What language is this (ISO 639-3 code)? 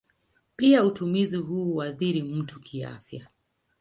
swa